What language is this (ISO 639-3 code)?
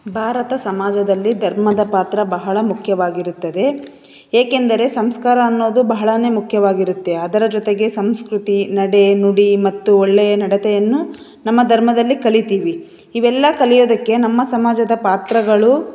kan